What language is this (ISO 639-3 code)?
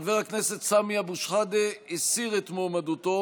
heb